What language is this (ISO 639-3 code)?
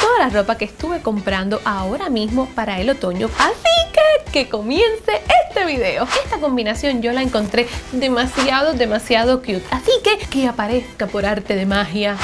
spa